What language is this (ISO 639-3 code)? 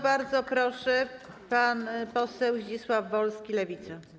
pol